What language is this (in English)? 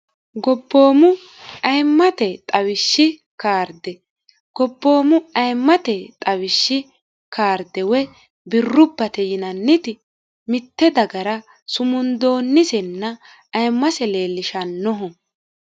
Sidamo